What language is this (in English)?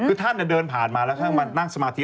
Thai